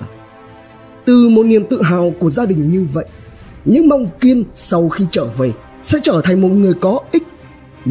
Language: Vietnamese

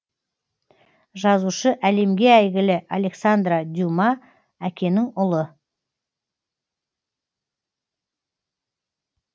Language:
Kazakh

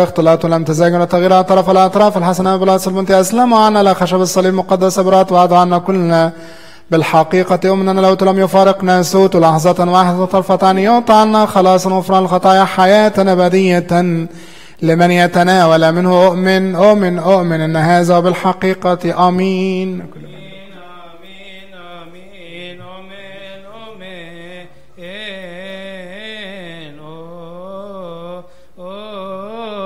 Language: Arabic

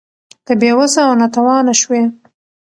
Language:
Pashto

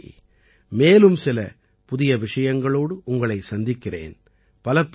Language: Tamil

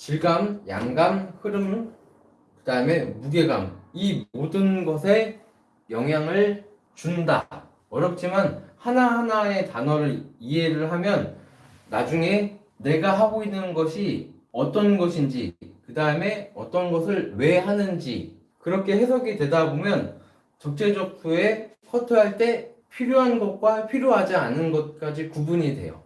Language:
Korean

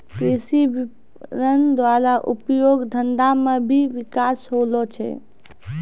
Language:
Maithili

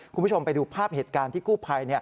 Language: Thai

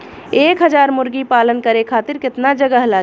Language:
Bhojpuri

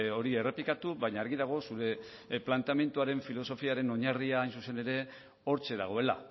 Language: Basque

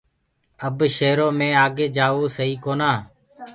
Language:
Gurgula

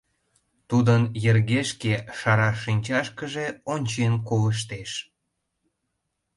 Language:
Mari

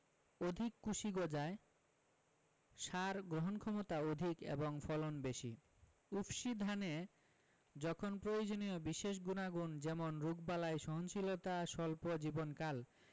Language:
Bangla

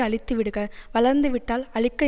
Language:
Tamil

